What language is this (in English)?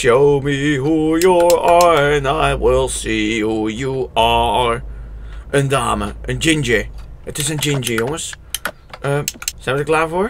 Dutch